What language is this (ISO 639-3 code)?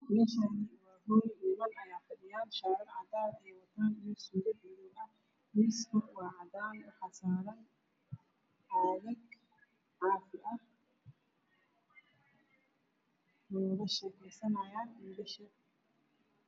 som